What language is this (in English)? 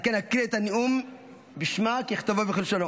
Hebrew